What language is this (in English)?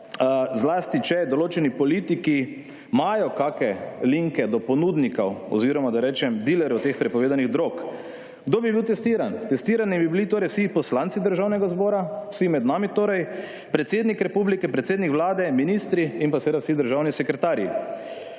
Slovenian